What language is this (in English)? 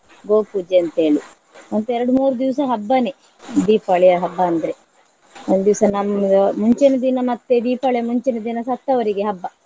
Kannada